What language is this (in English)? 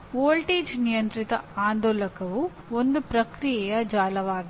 Kannada